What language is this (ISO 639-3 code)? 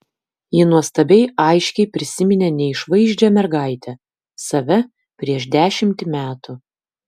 lit